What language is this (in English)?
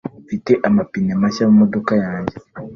Kinyarwanda